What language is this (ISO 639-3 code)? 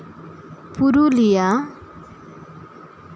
sat